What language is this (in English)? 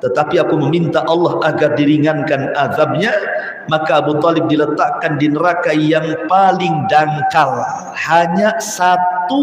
Indonesian